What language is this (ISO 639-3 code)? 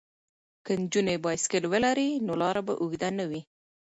pus